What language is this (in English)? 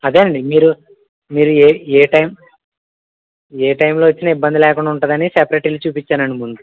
Telugu